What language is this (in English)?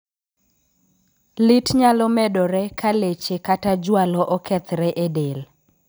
Luo (Kenya and Tanzania)